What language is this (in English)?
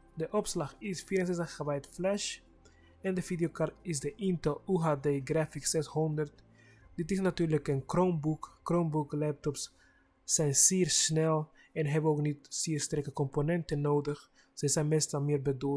Dutch